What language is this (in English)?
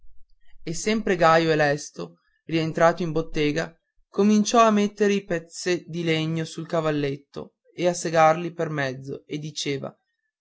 Italian